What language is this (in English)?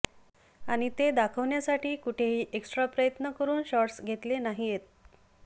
Marathi